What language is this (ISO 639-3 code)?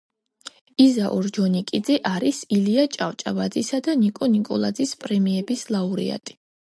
kat